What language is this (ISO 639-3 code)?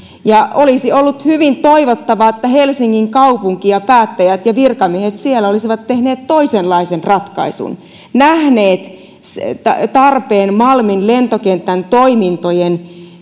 fin